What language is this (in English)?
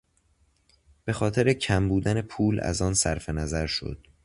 Persian